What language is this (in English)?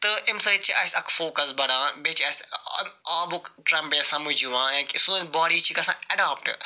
Kashmiri